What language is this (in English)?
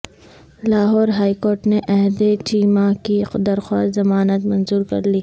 Urdu